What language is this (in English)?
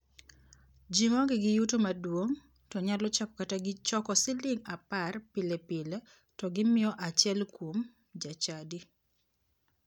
Luo (Kenya and Tanzania)